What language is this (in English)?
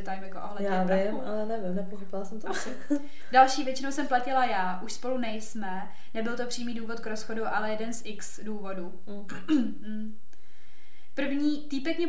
Czech